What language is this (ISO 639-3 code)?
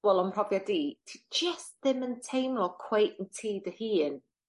cym